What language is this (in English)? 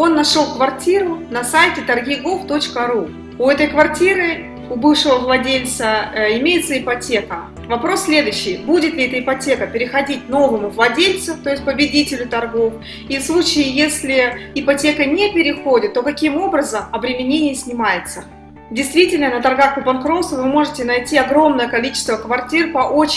Russian